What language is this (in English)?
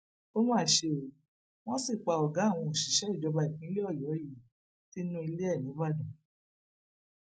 Yoruba